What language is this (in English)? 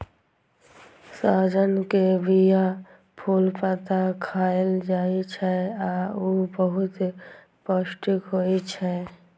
Maithili